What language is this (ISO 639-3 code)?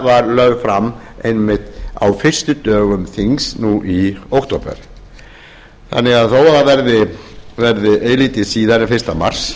isl